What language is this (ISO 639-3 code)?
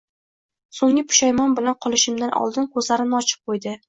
uzb